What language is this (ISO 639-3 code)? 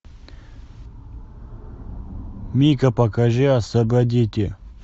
rus